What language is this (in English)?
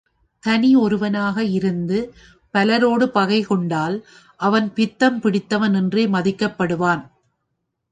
Tamil